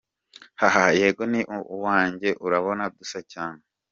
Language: Kinyarwanda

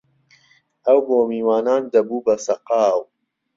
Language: Central Kurdish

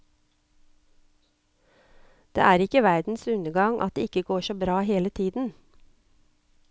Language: Norwegian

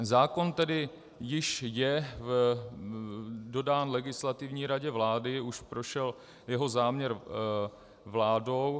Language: Czech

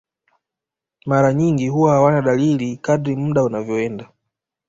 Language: Swahili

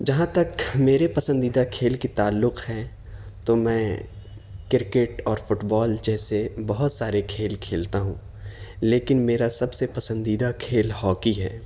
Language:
Urdu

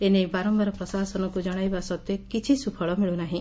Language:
Odia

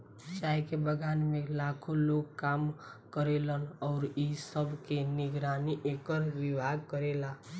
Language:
Bhojpuri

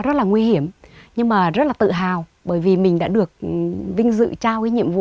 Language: Vietnamese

